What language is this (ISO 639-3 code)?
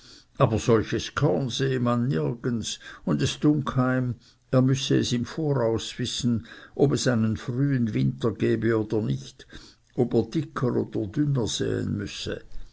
deu